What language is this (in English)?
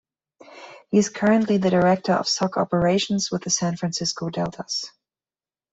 English